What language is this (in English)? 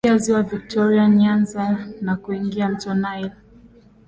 Swahili